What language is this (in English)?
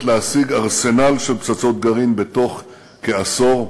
Hebrew